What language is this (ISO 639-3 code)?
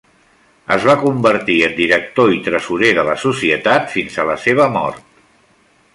cat